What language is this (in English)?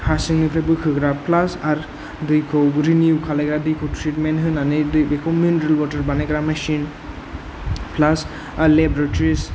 Bodo